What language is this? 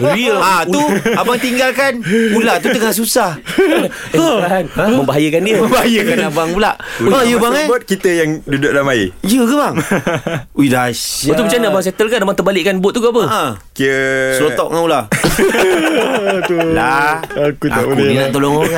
Malay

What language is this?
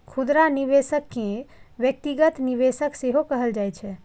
Maithili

